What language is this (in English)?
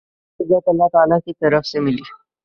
Urdu